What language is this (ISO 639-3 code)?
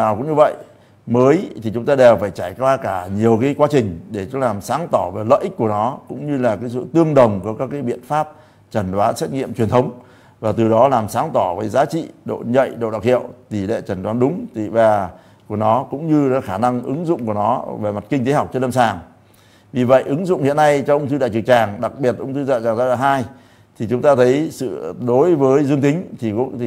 vie